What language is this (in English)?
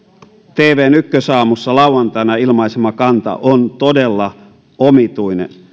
Finnish